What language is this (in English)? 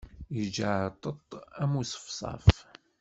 Kabyle